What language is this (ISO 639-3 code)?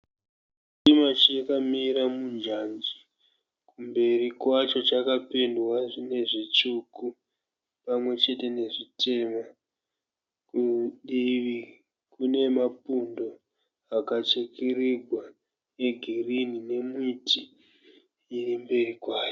sna